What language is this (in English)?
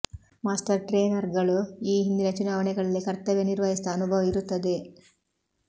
Kannada